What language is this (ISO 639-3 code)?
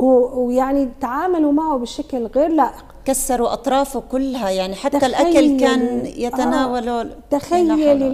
ara